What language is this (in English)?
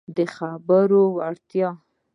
Pashto